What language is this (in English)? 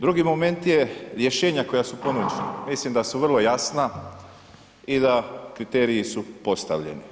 Croatian